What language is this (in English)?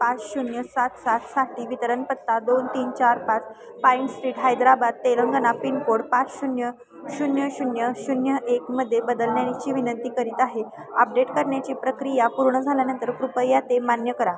Marathi